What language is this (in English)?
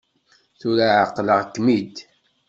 Kabyle